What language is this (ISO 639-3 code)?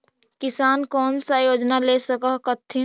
mag